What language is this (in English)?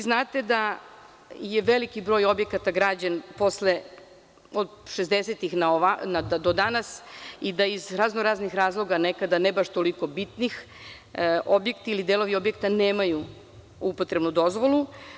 Serbian